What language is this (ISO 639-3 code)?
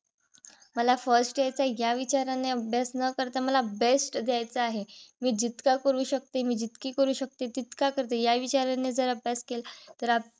mar